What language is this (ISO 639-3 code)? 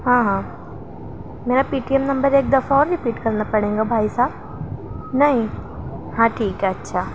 urd